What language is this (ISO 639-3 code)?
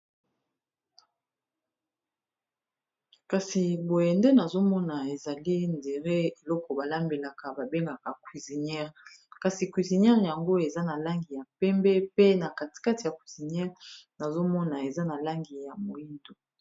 lin